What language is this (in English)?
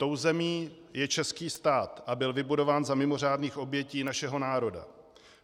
Czech